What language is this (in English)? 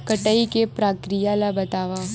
Chhattisgarhi